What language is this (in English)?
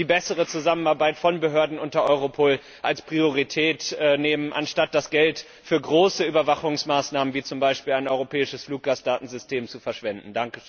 German